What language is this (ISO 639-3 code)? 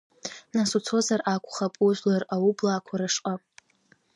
abk